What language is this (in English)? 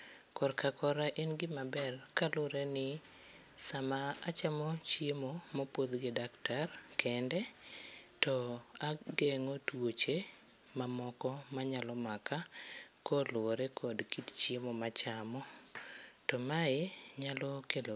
Luo (Kenya and Tanzania)